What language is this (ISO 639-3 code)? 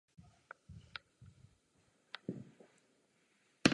ces